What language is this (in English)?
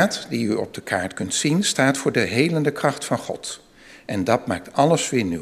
Dutch